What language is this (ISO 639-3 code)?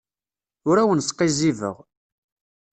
kab